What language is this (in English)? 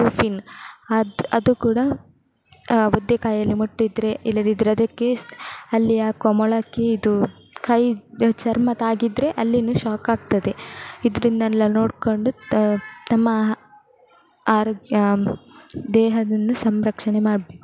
Kannada